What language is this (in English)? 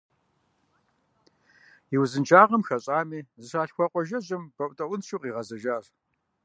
Kabardian